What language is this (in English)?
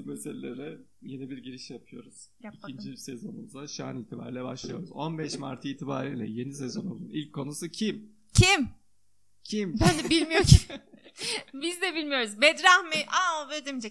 Turkish